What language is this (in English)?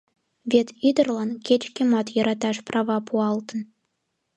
Mari